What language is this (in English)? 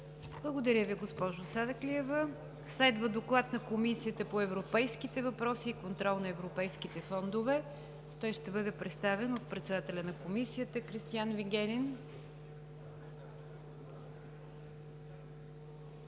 Bulgarian